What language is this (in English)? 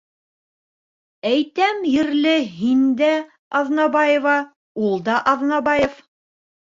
Bashkir